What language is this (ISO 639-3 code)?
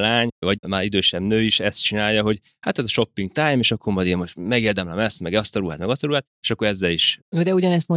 hun